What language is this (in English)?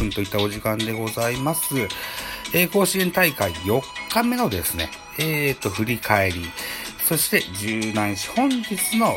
Japanese